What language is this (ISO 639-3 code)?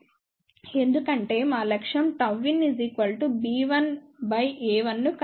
tel